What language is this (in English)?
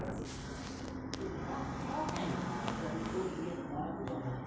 Hindi